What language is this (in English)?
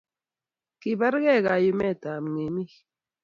Kalenjin